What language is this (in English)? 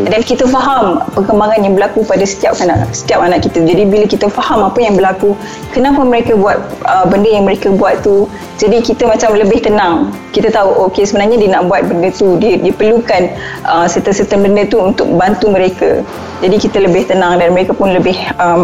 Malay